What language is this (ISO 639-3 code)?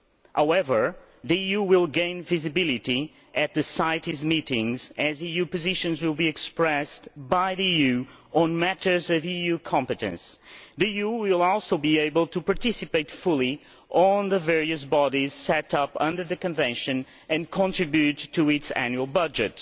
eng